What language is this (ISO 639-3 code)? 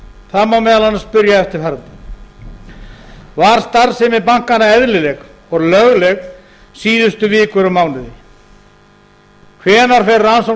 isl